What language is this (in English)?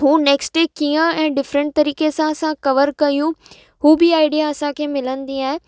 Sindhi